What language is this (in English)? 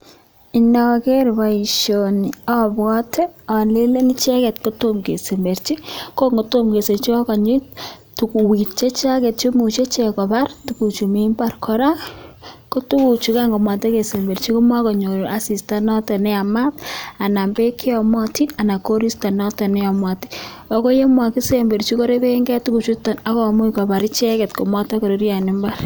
Kalenjin